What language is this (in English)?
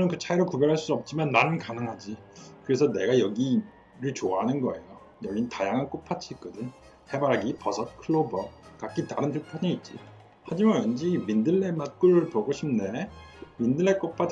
Korean